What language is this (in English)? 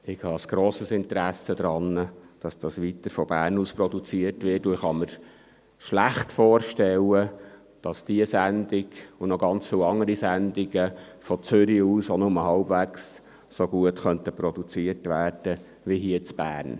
Swiss German